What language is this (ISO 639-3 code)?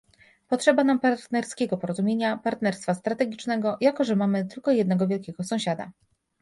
pol